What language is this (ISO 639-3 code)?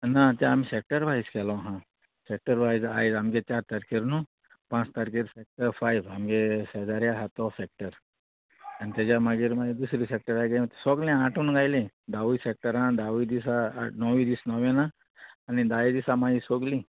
kok